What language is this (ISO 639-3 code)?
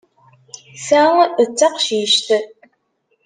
kab